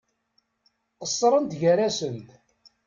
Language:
Kabyle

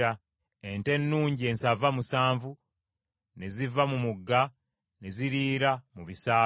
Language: Ganda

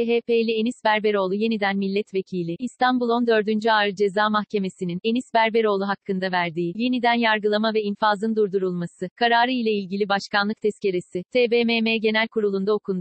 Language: Turkish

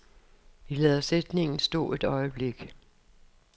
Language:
Danish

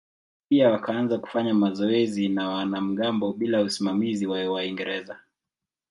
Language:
Swahili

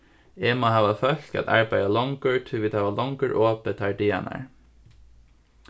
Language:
Faroese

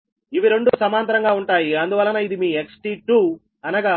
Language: Telugu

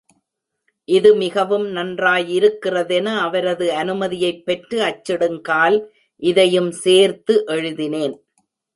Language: Tamil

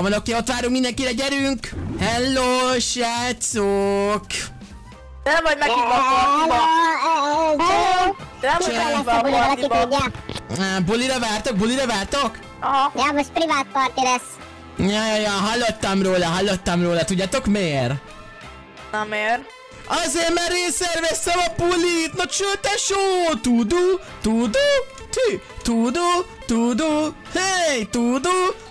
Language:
Hungarian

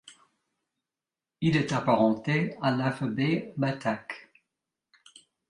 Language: French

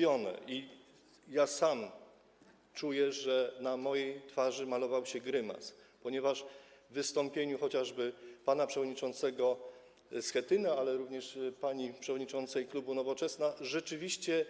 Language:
Polish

